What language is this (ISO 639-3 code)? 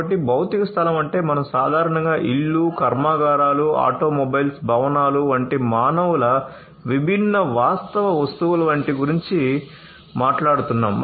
tel